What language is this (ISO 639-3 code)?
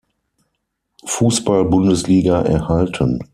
deu